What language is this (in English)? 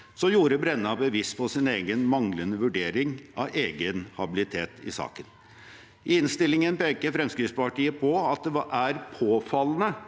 Norwegian